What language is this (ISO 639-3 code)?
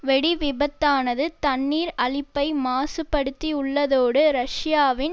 tam